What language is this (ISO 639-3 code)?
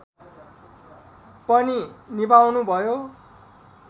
nep